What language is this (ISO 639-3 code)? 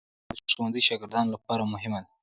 pus